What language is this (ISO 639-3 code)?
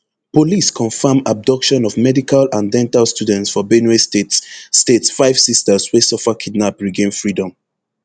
pcm